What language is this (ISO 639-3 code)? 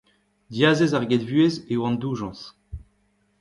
bre